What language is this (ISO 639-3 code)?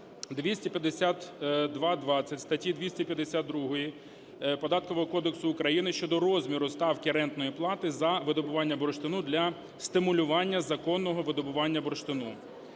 ukr